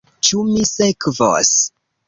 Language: Esperanto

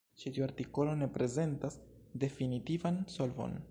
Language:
Esperanto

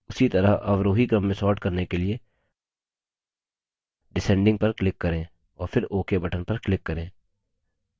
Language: Hindi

